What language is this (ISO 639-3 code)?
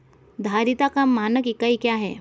hin